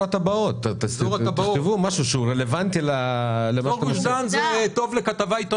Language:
Hebrew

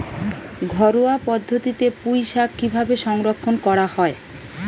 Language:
Bangla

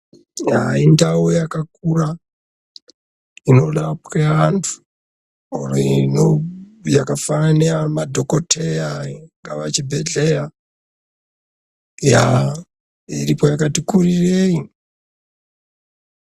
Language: Ndau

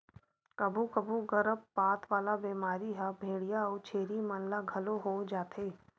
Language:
Chhattisgarhi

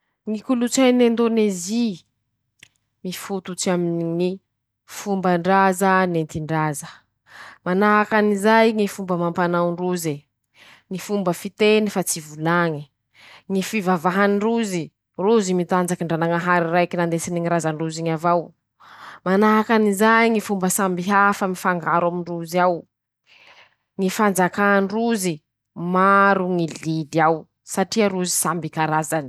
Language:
Masikoro Malagasy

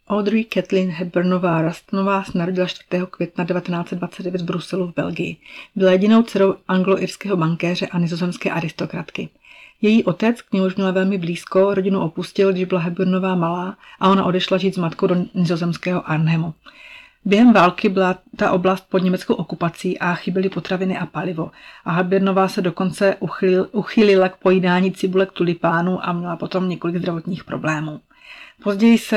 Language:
Czech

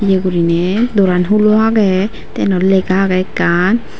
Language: Chakma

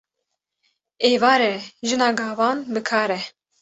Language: Kurdish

